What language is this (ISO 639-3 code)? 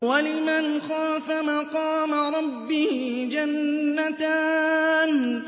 ara